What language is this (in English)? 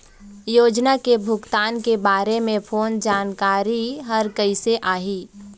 Chhattisgarhi